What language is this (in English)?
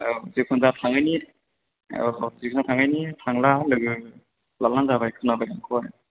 Bodo